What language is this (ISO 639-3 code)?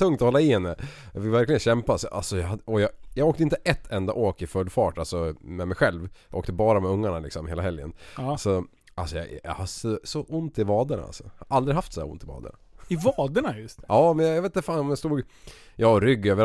swe